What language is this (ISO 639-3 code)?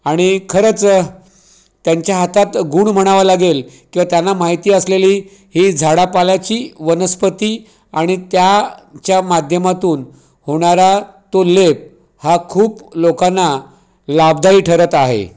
mar